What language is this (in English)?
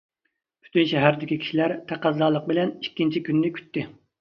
Uyghur